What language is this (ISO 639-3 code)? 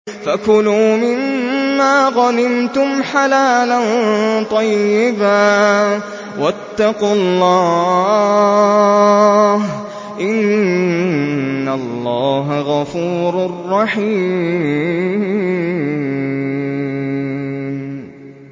ara